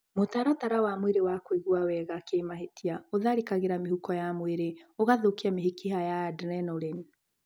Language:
Kikuyu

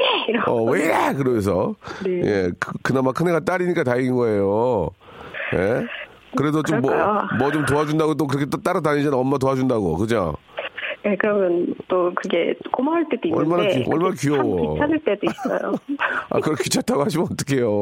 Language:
Korean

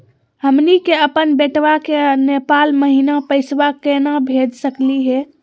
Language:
Magahi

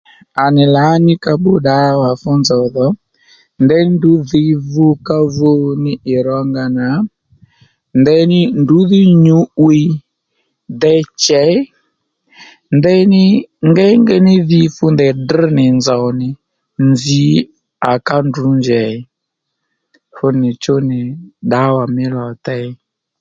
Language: Lendu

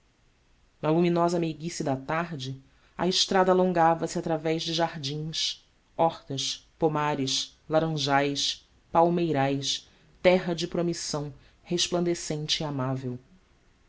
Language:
Portuguese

